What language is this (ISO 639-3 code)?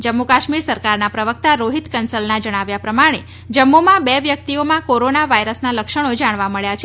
guj